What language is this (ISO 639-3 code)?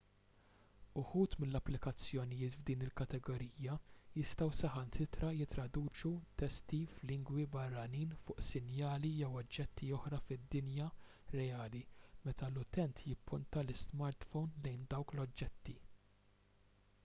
mlt